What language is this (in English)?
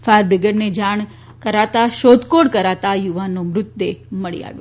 Gujarati